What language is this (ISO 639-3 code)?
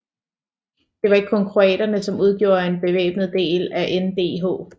dan